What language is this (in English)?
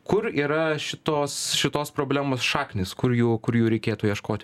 Lithuanian